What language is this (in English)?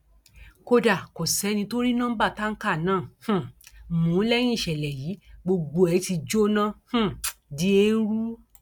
Yoruba